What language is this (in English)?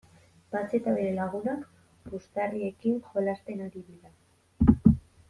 Basque